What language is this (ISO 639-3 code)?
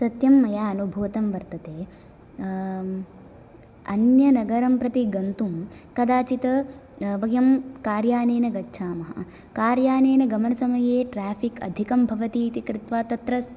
san